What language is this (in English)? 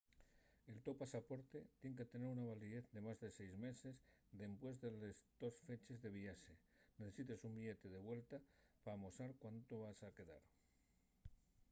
Asturian